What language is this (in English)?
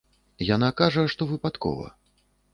Belarusian